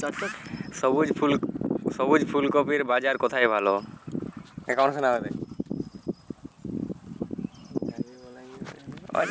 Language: Bangla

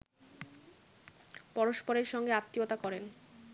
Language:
Bangla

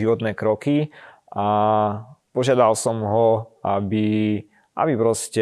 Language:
Slovak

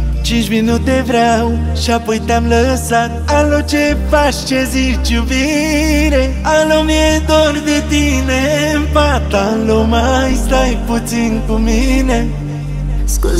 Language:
Romanian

